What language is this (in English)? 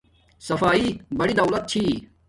Domaaki